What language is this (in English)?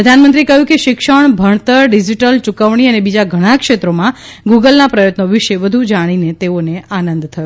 Gujarati